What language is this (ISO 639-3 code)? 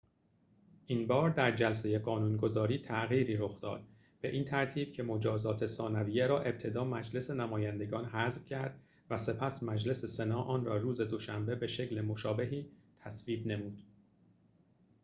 fas